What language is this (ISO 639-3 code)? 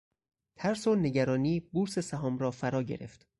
fas